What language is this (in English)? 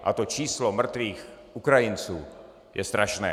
Czech